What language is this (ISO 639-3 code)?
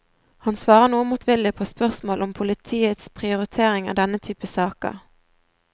nor